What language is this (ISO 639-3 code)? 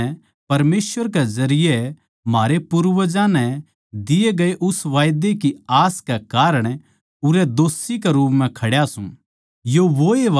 bgc